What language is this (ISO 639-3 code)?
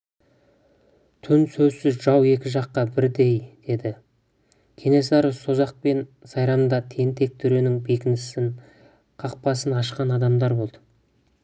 kaz